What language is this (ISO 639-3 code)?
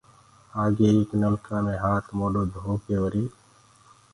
ggg